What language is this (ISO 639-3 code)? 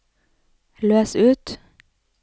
nor